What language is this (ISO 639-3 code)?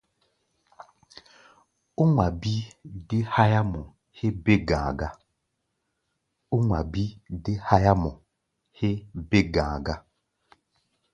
gba